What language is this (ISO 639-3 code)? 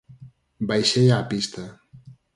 glg